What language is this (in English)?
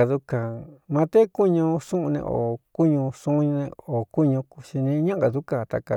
Cuyamecalco Mixtec